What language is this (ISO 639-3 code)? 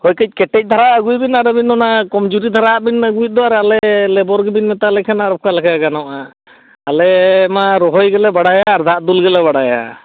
sat